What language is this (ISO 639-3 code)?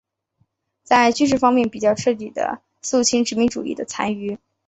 zho